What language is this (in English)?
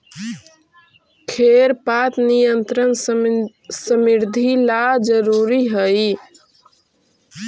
Magahi